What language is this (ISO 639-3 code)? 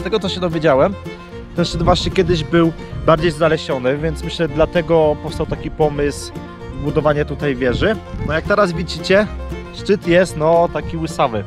pol